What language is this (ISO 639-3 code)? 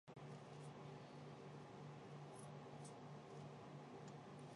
zho